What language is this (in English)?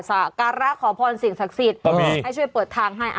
Thai